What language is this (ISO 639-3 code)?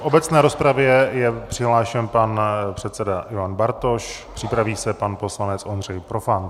ces